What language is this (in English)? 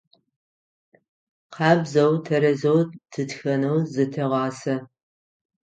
Adyghe